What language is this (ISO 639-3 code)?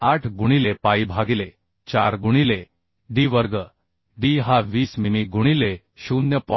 mar